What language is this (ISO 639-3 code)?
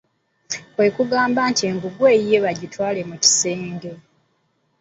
lug